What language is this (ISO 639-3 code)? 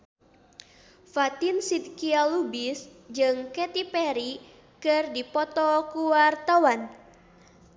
sun